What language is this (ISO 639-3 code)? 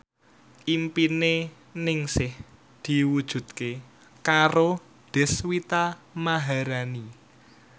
jav